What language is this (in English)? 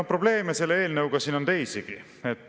Estonian